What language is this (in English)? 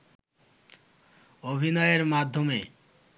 Bangla